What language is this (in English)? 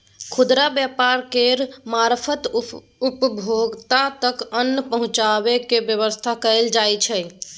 Maithili